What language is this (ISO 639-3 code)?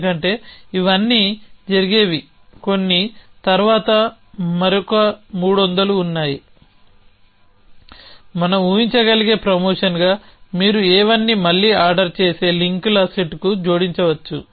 tel